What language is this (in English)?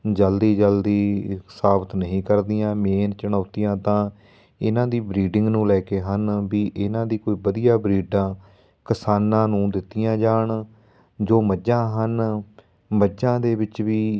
Punjabi